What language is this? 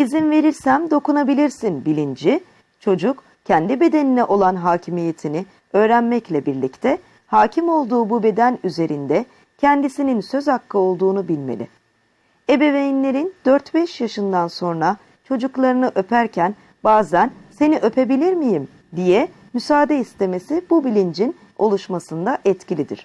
Turkish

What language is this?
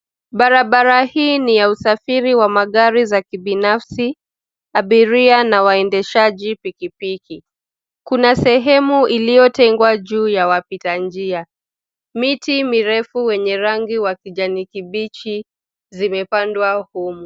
Swahili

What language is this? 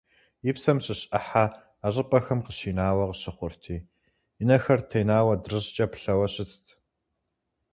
Kabardian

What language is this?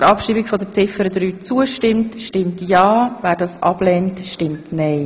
Swiss German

